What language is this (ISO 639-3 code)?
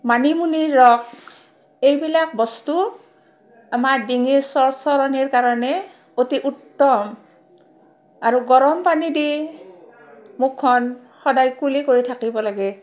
asm